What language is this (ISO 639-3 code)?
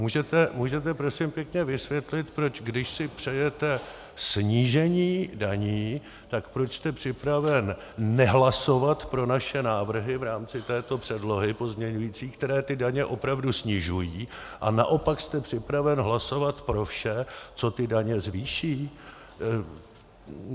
ces